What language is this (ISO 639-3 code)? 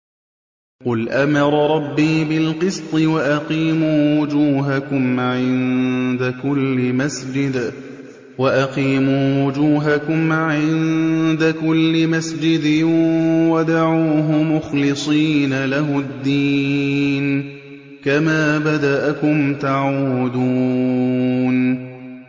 ara